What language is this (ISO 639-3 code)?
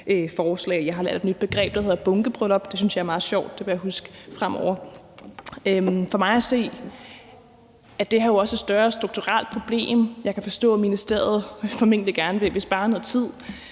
dan